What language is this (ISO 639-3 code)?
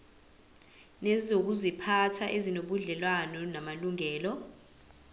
zul